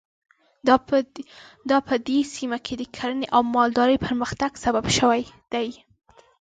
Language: Pashto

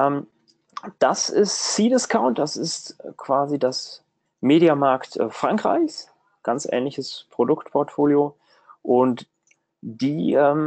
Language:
German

